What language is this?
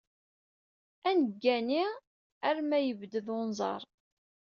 Kabyle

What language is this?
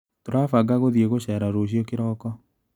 Kikuyu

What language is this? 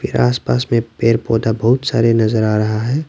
Hindi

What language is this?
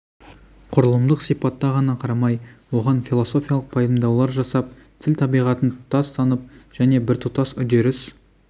Kazakh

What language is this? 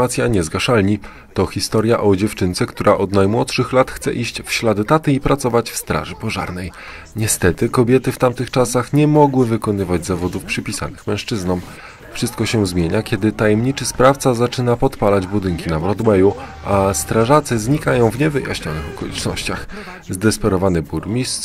Polish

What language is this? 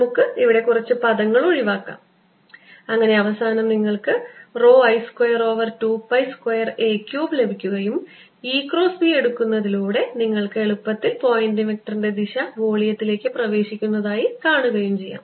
Malayalam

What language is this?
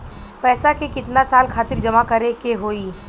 Bhojpuri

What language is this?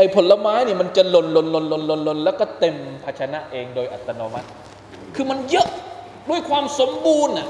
Thai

